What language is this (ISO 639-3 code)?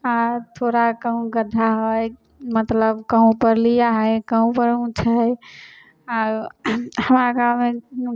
mai